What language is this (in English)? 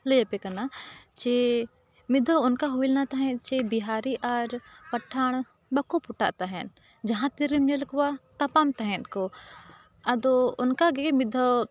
Santali